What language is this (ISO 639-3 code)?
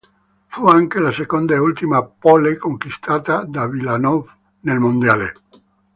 ita